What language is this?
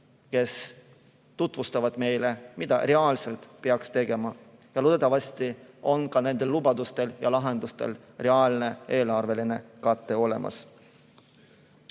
Estonian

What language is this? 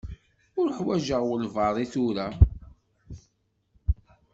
Kabyle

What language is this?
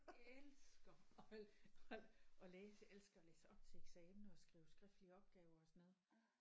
Danish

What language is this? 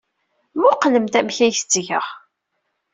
Kabyle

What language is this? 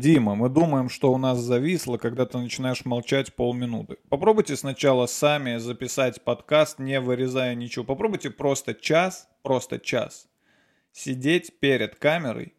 Russian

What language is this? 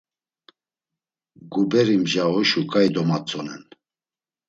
Laz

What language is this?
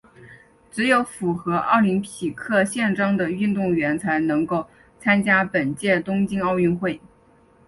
Chinese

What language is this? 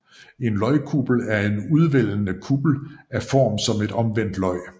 Danish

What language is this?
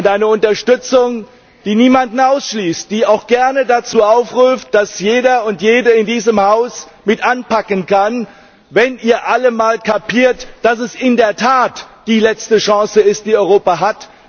German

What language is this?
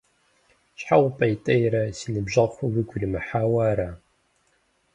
Kabardian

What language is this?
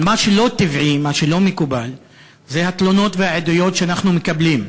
Hebrew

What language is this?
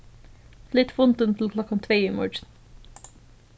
Faroese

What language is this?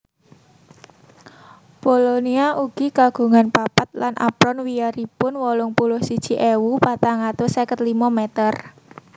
Javanese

